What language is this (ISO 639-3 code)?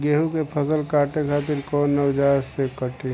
bho